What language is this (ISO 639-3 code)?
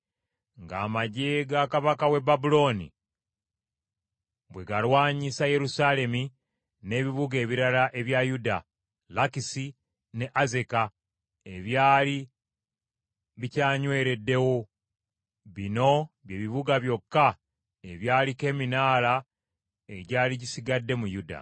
lug